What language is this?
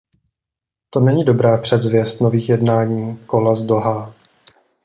Czech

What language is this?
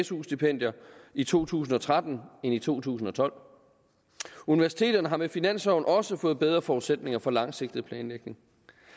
Danish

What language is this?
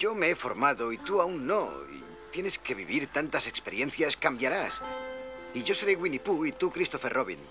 Spanish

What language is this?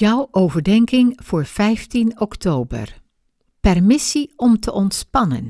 Dutch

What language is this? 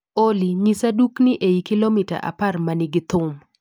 Luo (Kenya and Tanzania)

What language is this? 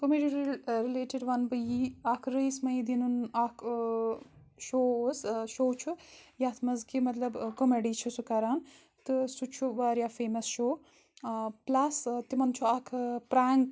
Kashmiri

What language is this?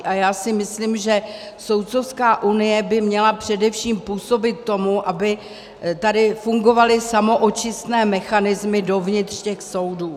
Czech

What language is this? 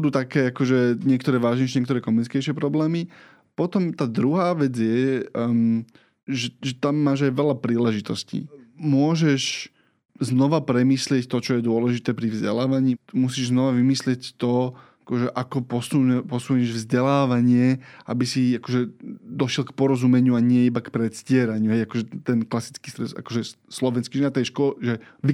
Slovak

